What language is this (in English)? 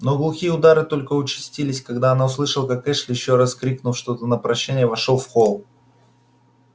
Russian